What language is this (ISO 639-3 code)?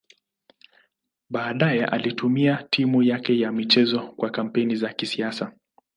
swa